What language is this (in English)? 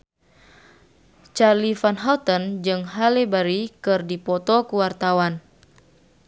Sundanese